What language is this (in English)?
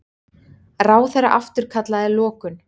Icelandic